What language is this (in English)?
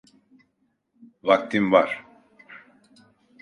Turkish